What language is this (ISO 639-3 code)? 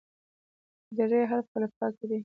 pus